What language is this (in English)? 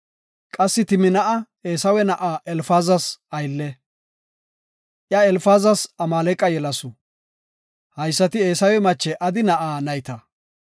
Gofa